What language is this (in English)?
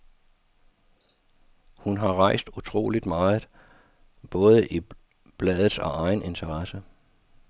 Danish